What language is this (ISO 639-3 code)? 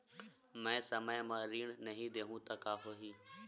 hne